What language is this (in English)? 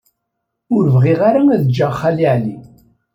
Kabyle